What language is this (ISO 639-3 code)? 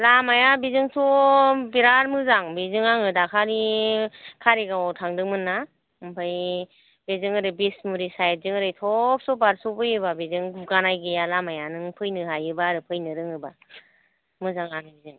brx